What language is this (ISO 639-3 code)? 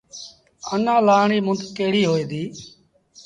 sbn